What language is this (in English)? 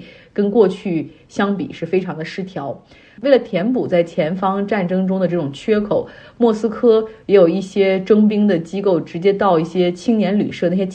Chinese